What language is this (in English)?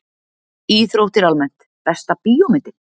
Icelandic